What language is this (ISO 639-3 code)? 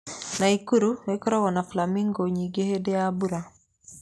kik